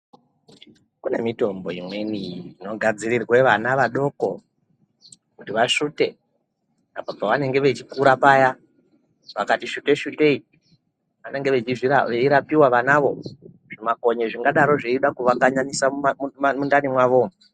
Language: Ndau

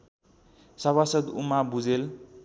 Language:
Nepali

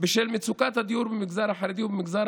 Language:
Hebrew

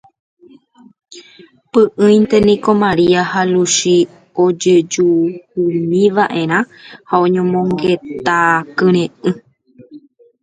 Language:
Guarani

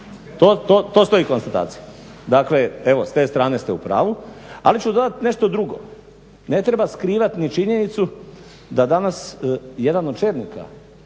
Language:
Croatian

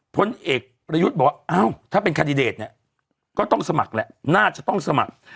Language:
Thai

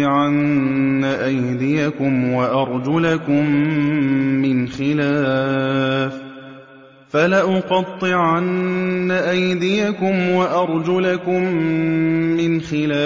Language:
Arabic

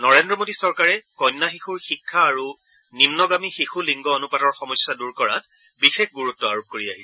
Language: Assamese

